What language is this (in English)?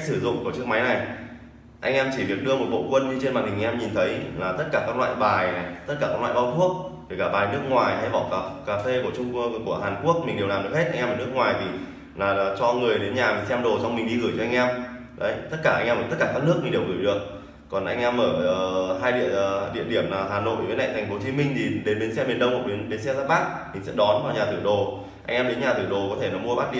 Vietnamese